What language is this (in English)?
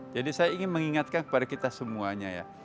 Indonesian